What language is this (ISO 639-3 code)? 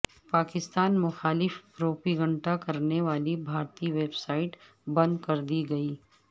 urd